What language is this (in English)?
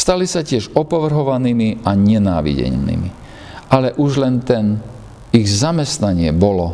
Slovak